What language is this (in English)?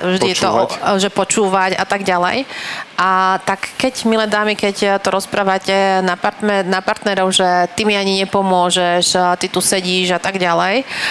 Slovak